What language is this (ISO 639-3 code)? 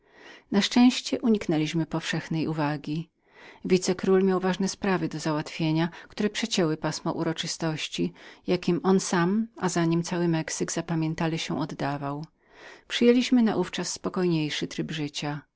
pol